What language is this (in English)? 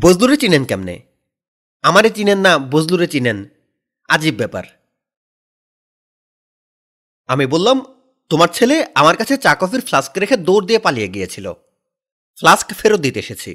Bangla